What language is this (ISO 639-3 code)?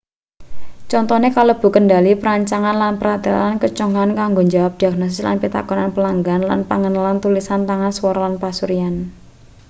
jav